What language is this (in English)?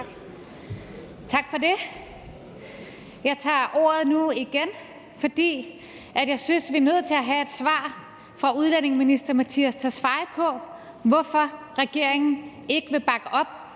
Danish